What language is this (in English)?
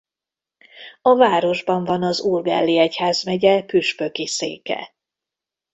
Hungarian